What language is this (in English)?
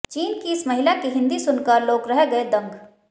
Hindi